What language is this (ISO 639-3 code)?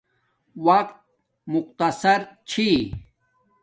dmk